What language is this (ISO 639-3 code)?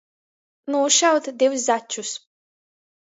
ltg